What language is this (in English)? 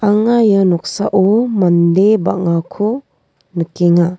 Garo